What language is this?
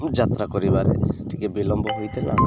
Odia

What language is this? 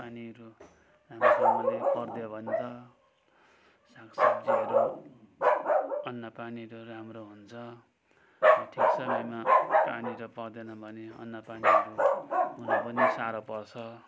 Nepali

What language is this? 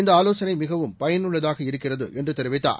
Tamil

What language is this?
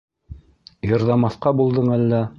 Bashkir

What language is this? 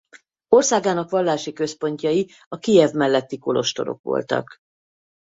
Hungarian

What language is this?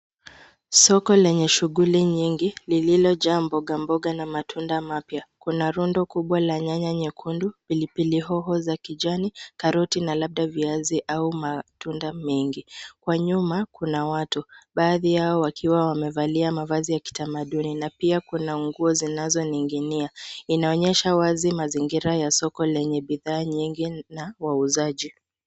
Swahili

